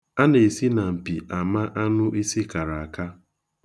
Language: Igbo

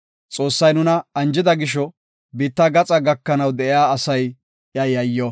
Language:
Gofa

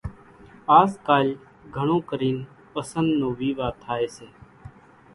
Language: Kachi Koli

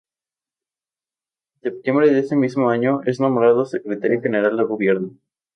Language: Spanish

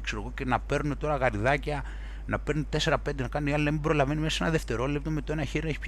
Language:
Greek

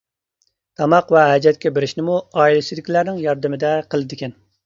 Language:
Uyghur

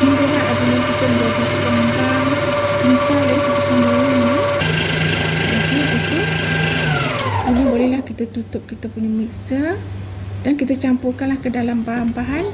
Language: Malay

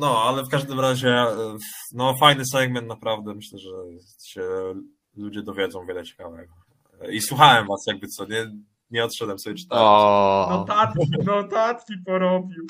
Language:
Polish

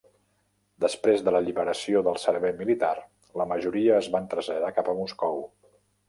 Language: Catalan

